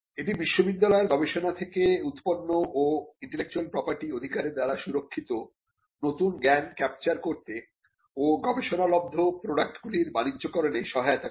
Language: Bangla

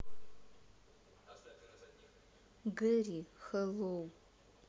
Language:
Russian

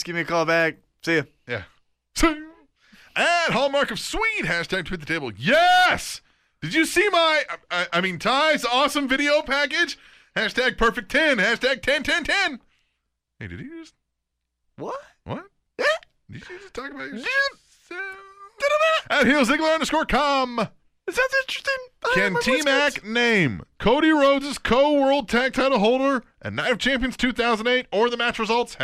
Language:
English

